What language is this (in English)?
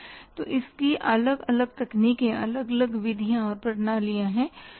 Hindi